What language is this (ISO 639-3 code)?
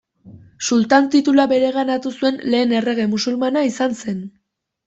eus